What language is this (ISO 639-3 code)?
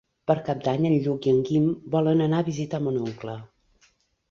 cat